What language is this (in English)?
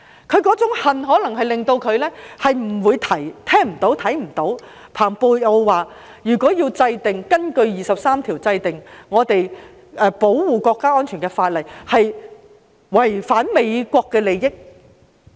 Cantonese